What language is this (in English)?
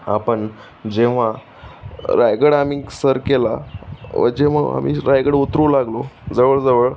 Marathi